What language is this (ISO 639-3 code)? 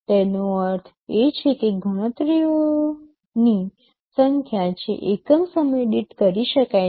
guj